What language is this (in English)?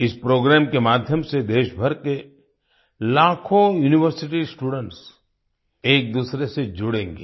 Hindi